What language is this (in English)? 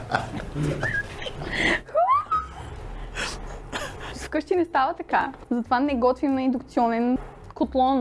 Bulgarian